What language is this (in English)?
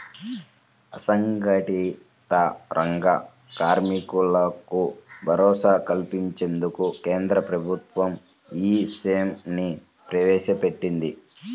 Telugu